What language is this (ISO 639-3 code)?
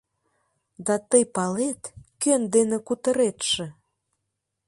chm